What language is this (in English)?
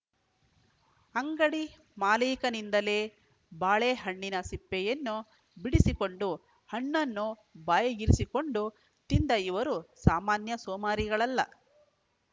Kannada